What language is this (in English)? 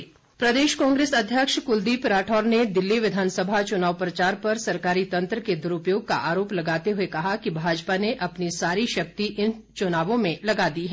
Hindi